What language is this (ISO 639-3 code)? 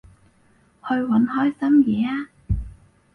yue